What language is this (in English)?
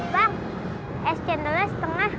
Indonesian